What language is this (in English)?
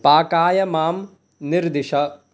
Sanskrit